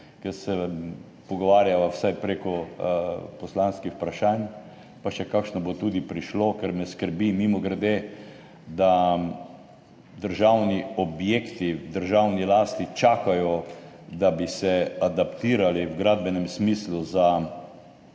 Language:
Slovenian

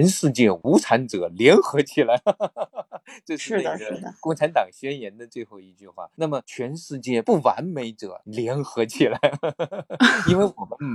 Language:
Chinese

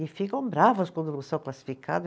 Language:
Portuguese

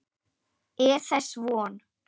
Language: Icelandic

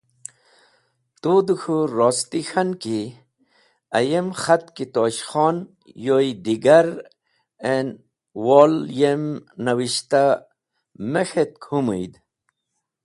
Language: Wakhi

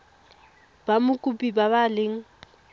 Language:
Tswana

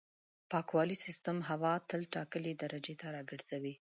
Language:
Pashto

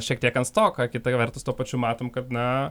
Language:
Lithuanian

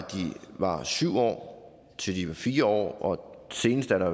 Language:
Danish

